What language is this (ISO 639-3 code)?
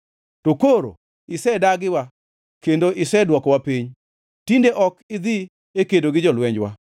luo